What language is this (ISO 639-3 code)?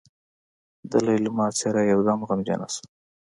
pus